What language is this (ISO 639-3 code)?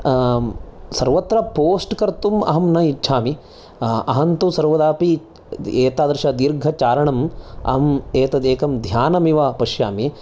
san